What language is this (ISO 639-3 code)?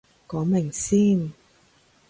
yue